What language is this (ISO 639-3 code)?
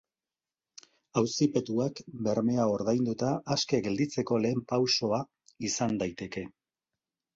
eus